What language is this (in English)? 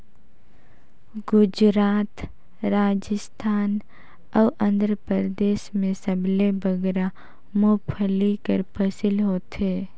Chhattisgarhi